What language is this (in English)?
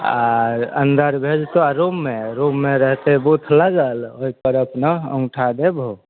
Maithili